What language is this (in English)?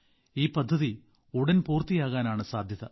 Malayalam